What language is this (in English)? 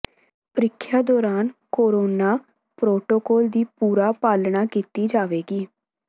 Punjabi